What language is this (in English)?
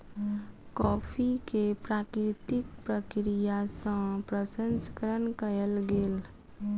Maithili